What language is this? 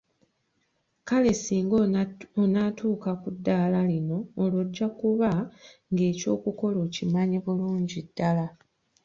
Ganda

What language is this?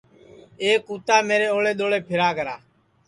Sansi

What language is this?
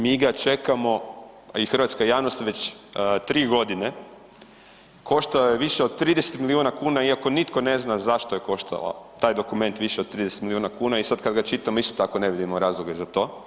Croatian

